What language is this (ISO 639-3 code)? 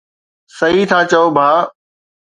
snd